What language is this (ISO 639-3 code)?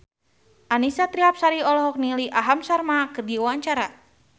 sun